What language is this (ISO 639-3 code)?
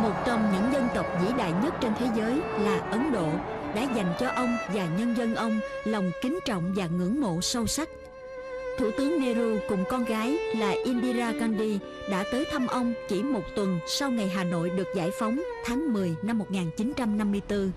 vie